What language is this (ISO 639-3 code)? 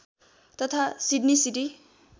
nep